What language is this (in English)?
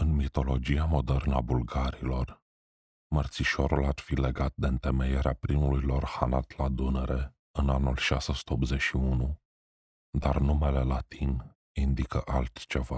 Romanian